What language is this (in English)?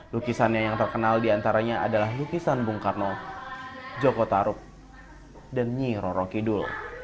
Indonesian